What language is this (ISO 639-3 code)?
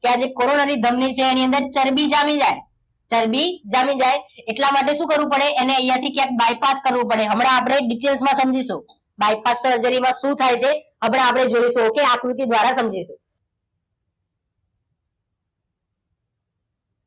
guj